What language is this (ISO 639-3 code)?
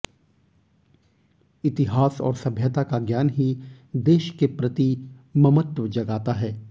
hin